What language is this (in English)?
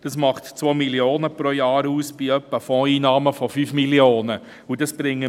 Swiss German